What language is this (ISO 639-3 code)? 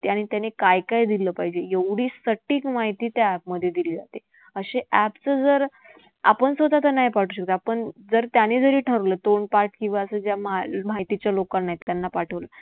mar